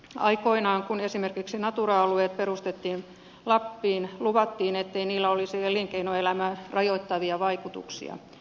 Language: Finnish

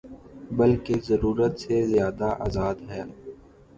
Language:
Urdu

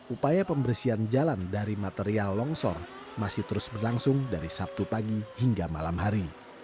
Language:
Indonesian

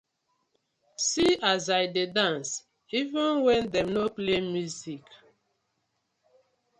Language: Nigerian Pidgin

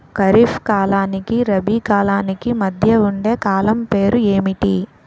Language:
Telugu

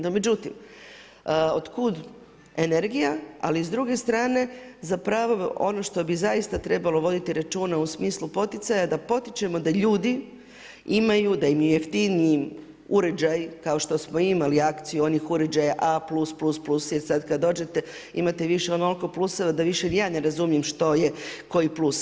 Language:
Croatian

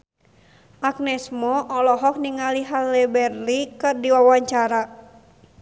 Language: Sundanese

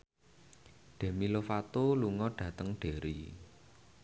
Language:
Javanese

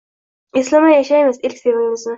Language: Uzbek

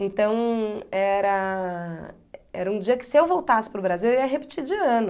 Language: Portuguese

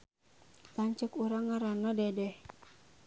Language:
Sundanese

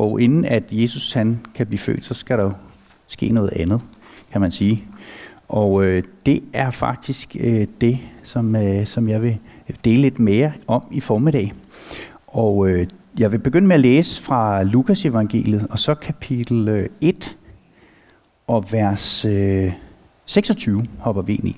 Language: Danish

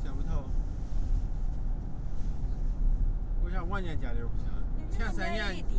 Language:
Chinese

